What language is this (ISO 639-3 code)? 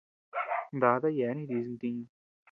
cux